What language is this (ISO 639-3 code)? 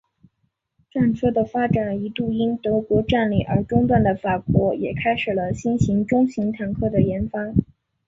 zho